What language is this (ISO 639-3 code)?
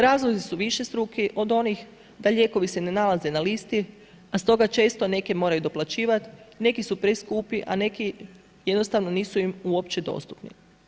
hrv